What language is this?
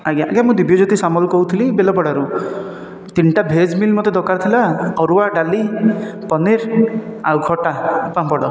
Odia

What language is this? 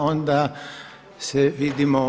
Croatian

